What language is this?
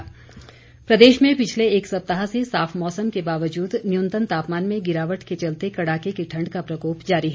Hindi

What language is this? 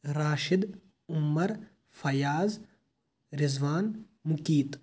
Kashmiri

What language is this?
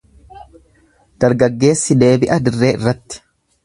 Oromo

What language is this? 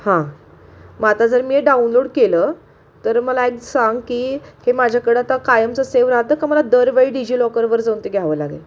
Marathi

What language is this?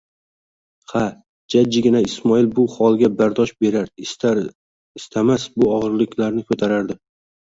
Uzbek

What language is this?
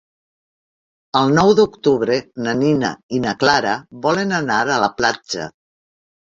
Catalan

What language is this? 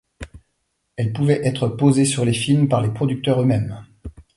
French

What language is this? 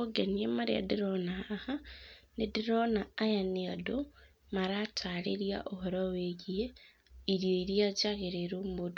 Kikuyu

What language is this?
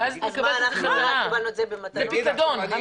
Hebrew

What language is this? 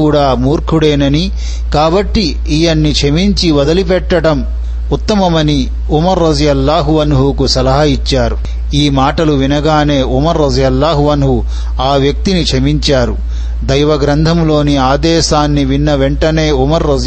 Telugu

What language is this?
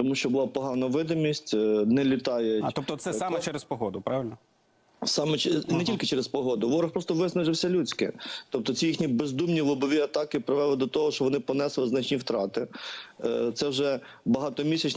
Ukrainian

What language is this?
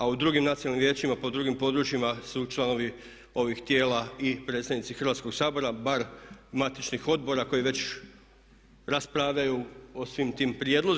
Croatian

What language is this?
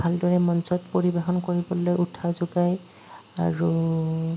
Assamese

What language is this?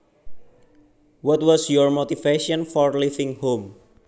Javanese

